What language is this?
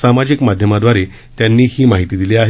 Marathi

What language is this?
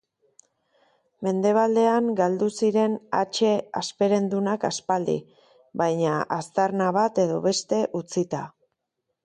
Basque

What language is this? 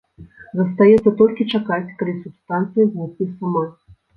Belarusian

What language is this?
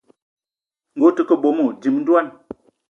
Eton (Cameroon)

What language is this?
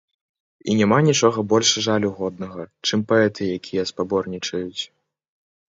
Belarusian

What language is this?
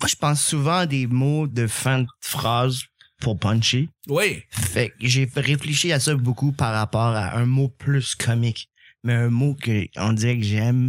French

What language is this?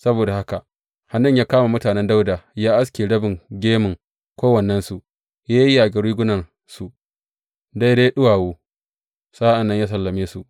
Hausa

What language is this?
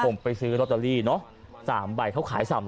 Thai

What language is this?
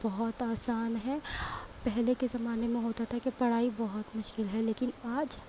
Urdu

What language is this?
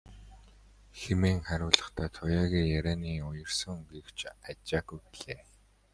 Mongolian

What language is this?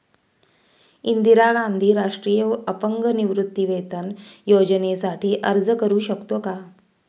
Marathi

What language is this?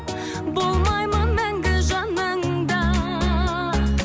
Kazakh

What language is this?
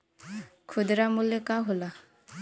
Bhojpuri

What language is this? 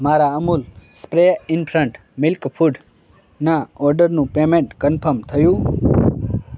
Gujarati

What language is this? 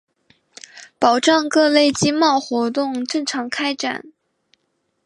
Chinese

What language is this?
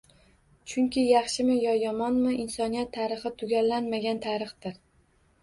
Uzbek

